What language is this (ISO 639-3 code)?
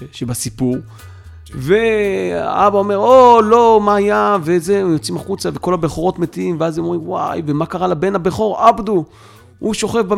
heb